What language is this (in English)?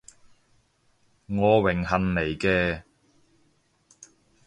Cantonese